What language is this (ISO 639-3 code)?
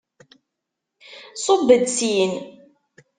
kab